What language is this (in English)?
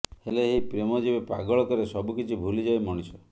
Odia